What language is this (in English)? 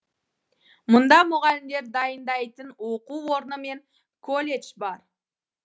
Kazakh